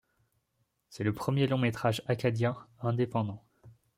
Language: French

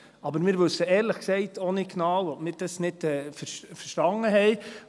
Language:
Swiss German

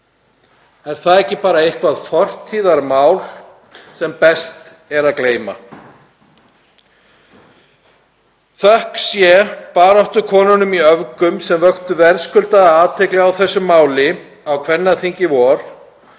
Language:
Icelandic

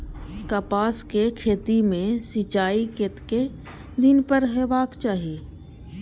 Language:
Maithili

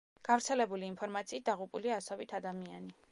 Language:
Georgian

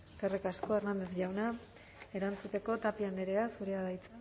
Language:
Basque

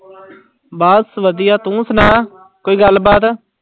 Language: Punjabi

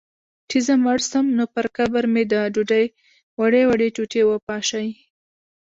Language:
Pashto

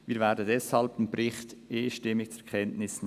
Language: Swiss German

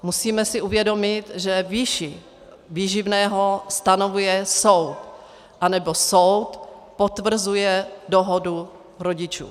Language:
Czech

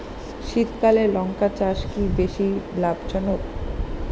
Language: Bangla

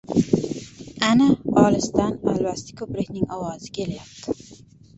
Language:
Uzbek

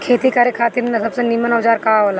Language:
Bhojpuri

